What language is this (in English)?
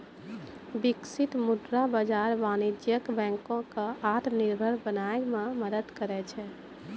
Maithili